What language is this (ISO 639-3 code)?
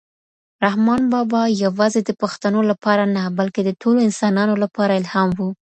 pus